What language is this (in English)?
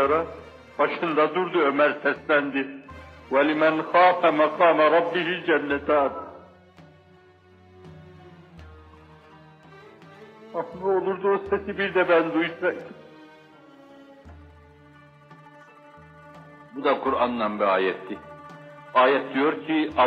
Turkish